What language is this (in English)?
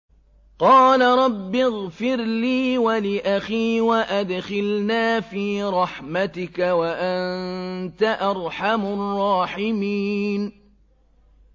Arabic